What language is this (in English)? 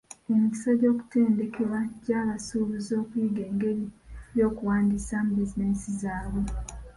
Ganda